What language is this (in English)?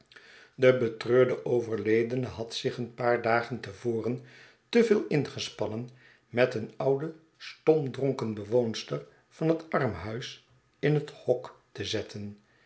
Dutch